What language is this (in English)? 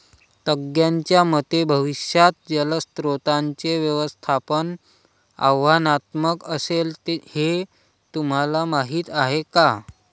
Marathi